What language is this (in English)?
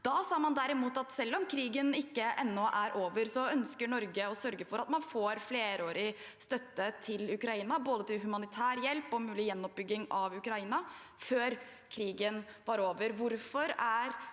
Norwegian